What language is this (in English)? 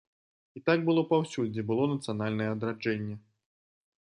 Belarusian